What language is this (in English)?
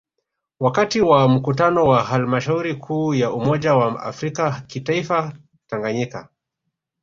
Swahili